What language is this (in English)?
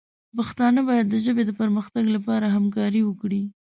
Pashto